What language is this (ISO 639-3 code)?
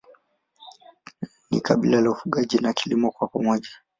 swa